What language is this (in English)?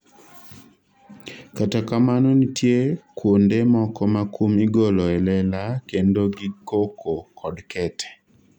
Luo (Kenya and Tanzania)